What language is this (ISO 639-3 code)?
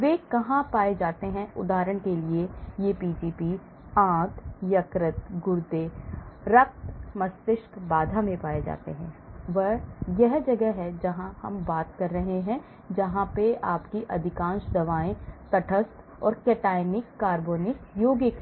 hin